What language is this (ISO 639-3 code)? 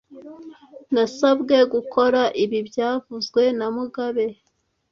kin